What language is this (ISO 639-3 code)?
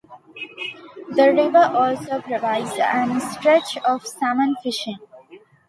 eng